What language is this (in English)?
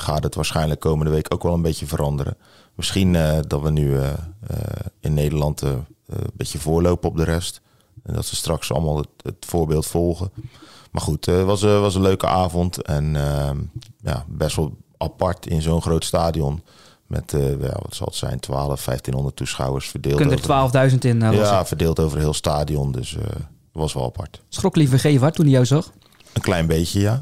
Dutch